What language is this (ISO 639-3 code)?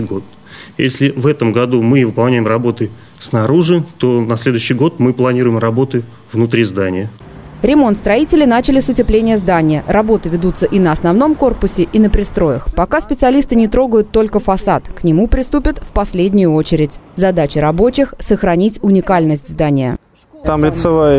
rus